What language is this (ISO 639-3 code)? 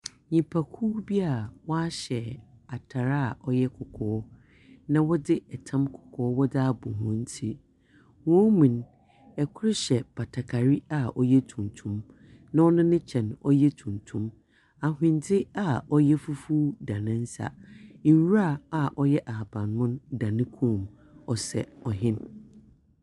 aka